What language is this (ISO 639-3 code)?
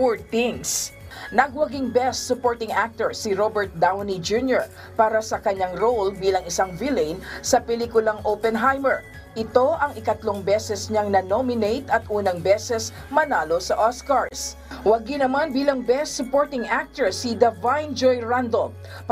fil